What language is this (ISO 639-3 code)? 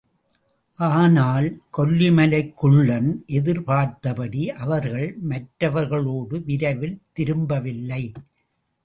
tam